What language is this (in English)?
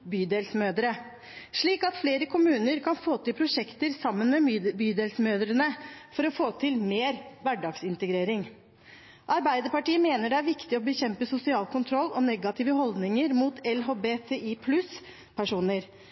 Norwegian Bokmål